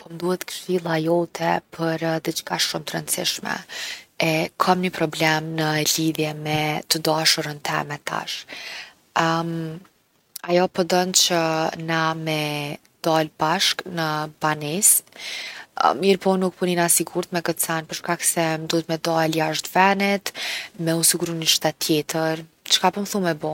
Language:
Gheg Albanian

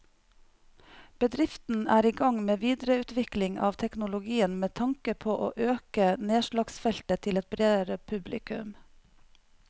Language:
Norwegian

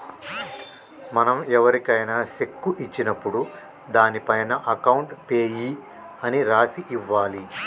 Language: Telugu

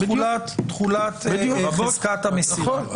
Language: Hebrew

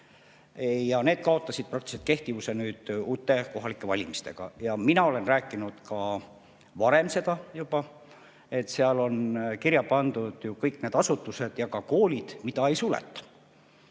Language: Estonian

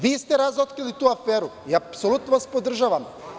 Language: Serbian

